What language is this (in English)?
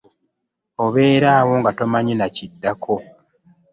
Ganda